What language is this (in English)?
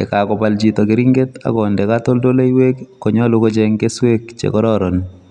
Kalenjin